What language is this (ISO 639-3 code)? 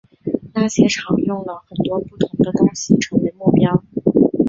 zho